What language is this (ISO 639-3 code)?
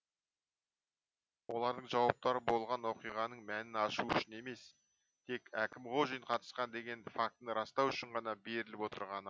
kaz